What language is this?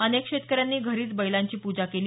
Marathi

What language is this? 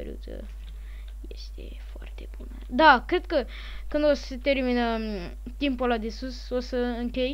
Romanian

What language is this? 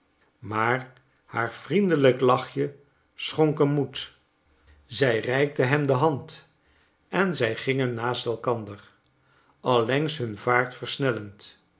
Dutch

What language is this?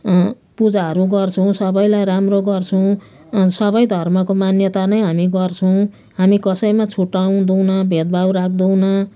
Nepali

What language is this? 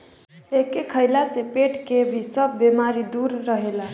Bhojpuri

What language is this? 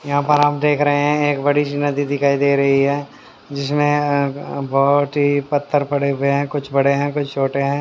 Hindi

